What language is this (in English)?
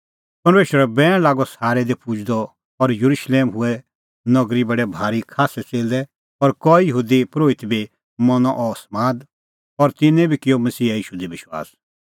Kullu Pahari